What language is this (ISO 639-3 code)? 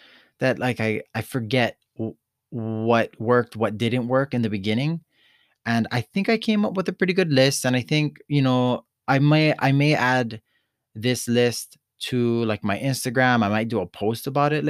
eng